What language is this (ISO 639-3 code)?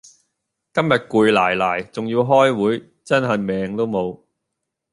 yue